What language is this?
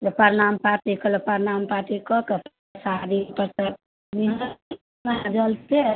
Maithili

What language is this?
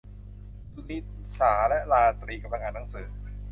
Thai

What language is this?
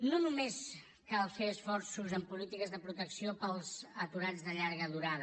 Catalan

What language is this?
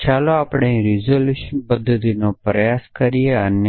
Gujarati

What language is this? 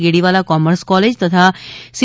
Gujarati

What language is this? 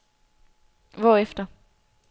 Danish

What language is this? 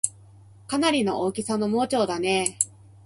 Japanese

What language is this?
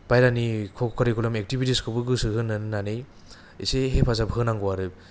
Bodo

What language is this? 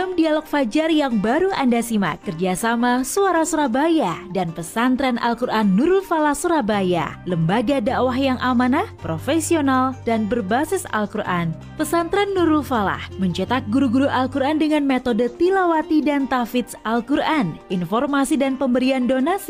Indonesian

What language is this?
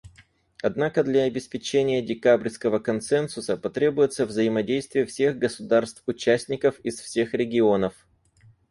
Russian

